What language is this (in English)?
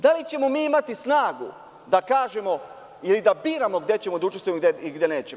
Serbian